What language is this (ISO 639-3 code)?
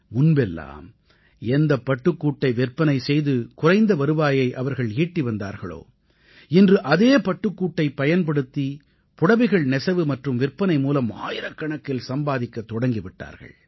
tam